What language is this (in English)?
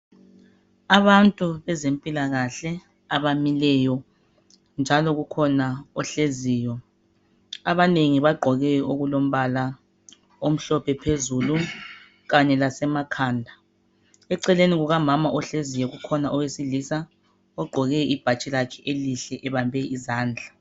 North Ndebele